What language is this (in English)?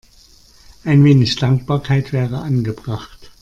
German